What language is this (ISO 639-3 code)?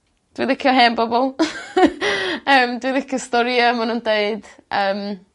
cym